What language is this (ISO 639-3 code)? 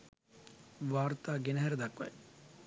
sin